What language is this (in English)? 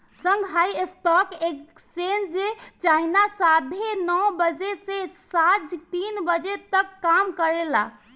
Bhojpuri